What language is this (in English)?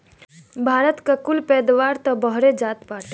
Bhojpuri